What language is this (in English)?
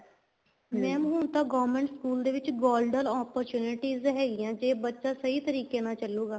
Punjabi